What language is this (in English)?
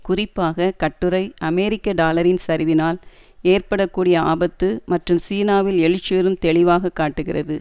Tamil